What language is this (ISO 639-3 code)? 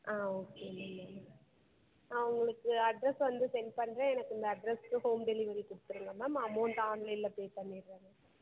tam